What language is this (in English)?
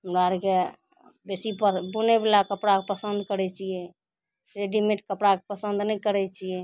Maithili